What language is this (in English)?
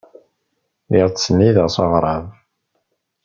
Kabyle